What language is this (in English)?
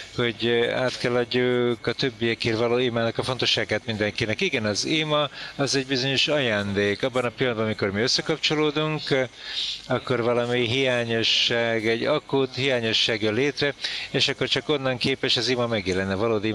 Hungarian